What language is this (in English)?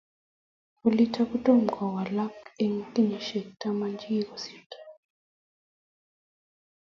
Kalenjin